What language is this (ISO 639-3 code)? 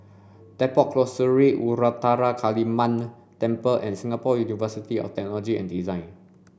eng